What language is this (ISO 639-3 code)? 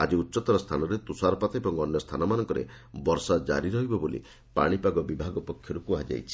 ori